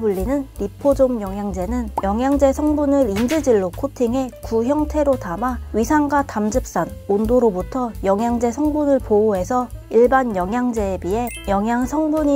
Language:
Korean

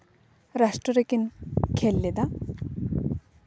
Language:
Santali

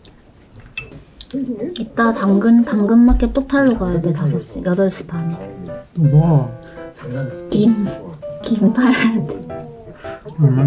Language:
Korean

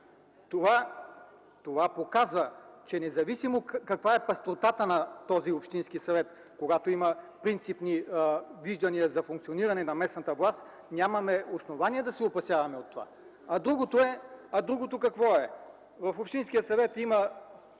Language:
Bulgarian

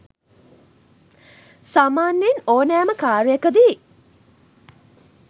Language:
Sinhala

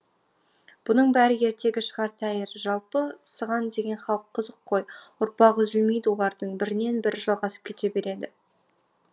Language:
Kazakh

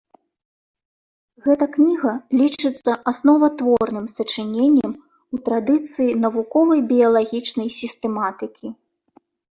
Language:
Belarusian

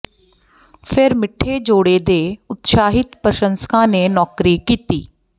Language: Punjabi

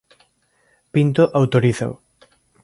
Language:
Galician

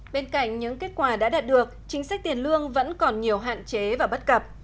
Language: Vietnamese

